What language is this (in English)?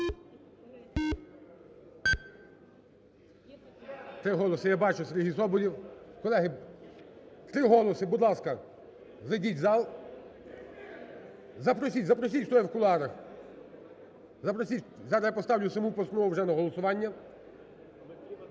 Ukrainian